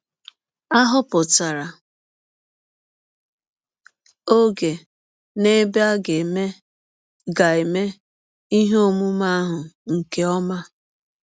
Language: Igbo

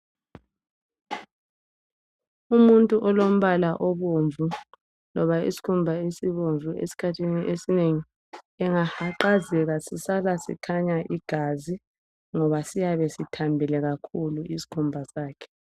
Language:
North Ndebele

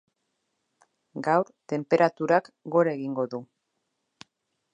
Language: Basque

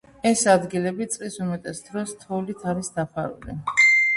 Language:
Georgian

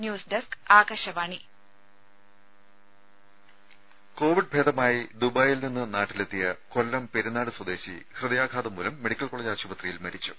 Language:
Malayalam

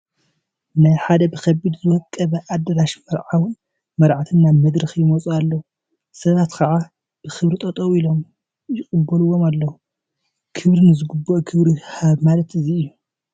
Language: Tigrinya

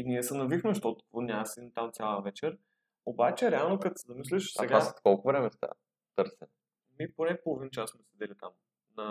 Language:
Bulgarian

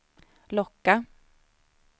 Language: Swedish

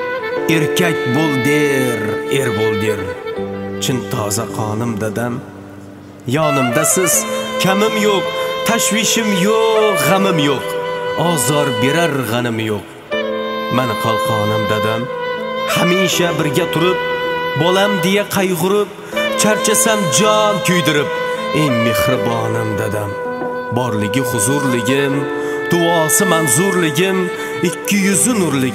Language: Turkish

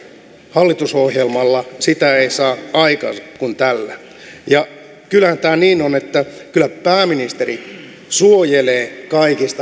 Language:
Finnish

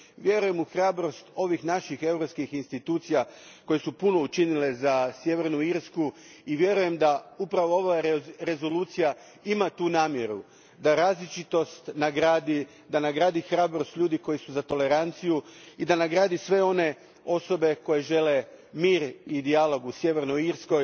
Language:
Croatian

